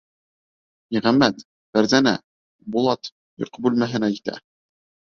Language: Bashkir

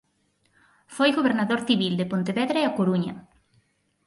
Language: Galician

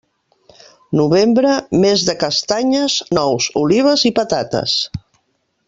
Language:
Catalan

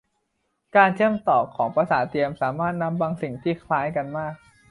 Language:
Thai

